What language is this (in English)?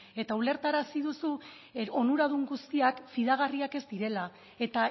Basque